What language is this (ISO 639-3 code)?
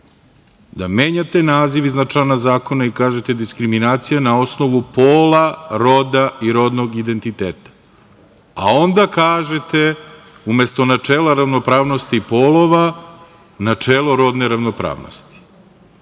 srp